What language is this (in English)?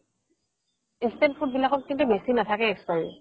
Assamese